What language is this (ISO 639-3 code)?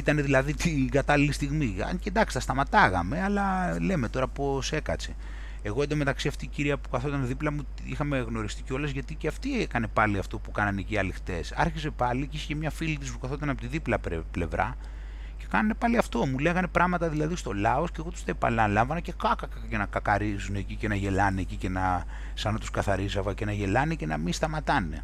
ell